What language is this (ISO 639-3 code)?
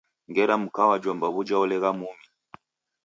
dav